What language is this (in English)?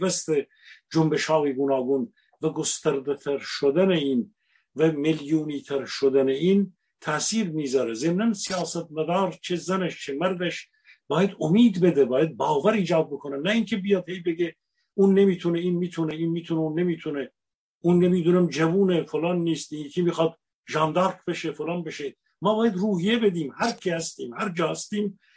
Persian